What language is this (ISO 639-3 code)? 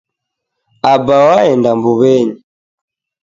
dav